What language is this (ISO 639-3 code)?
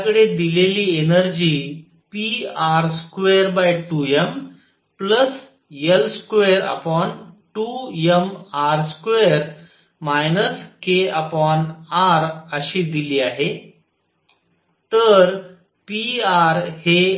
mar